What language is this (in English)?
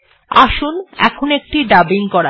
Bangla